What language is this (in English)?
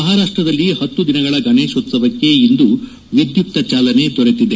Kannada